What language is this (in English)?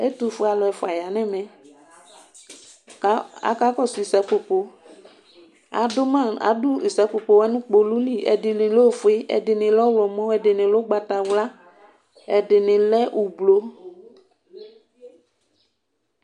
Ikposo